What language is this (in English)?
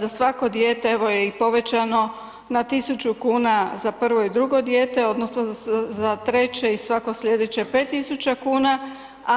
Croatian